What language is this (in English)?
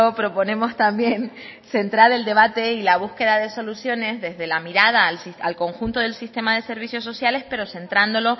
Spanish